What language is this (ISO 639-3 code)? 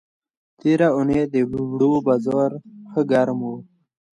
pus